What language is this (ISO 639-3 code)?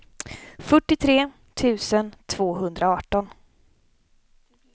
swe